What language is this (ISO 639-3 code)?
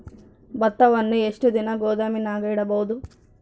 kan